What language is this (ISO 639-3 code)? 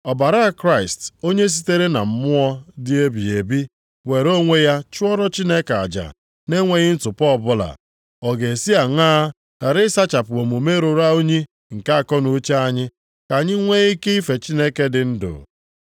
ibo